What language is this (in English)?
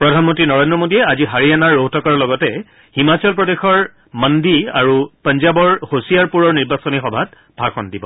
Assamese